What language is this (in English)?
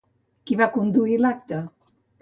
Catalan